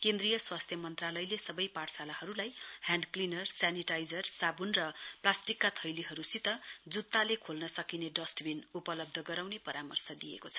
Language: Nepali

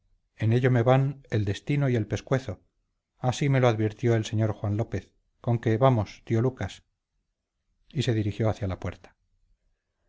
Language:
Spanish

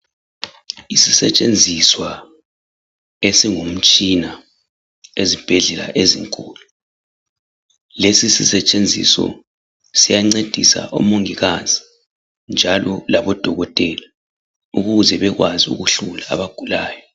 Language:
North Ndebele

